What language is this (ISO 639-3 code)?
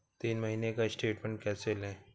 hin